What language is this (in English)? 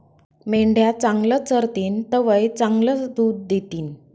Marathi